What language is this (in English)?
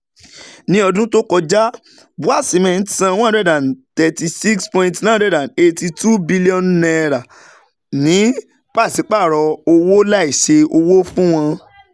Yoruba